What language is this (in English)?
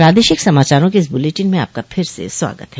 Hindi